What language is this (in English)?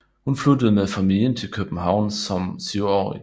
Danish